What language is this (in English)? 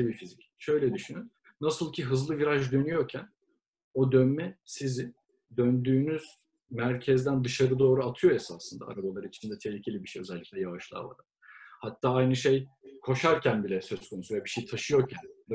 Turkish